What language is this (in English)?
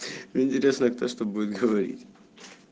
Russian